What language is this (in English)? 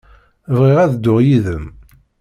Kabyle